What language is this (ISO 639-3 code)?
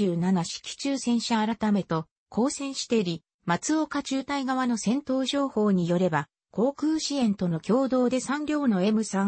jpn